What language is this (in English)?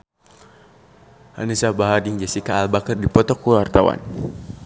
Sundanese